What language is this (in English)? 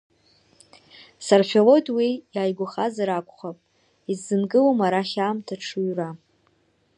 Abkhazian